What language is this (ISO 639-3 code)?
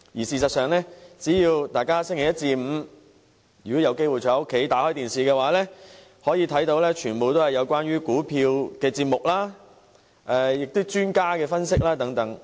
yue